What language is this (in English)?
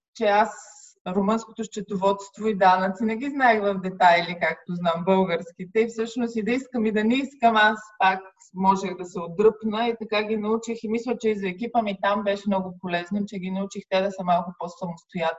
Bulgarian